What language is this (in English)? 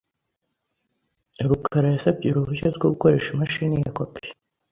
Kinyarwanda